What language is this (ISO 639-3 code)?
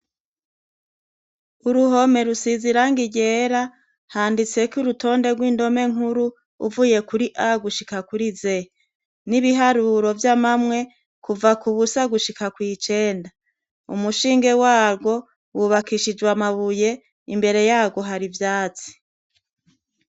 run